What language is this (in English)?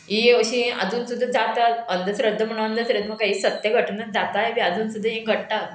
Konkani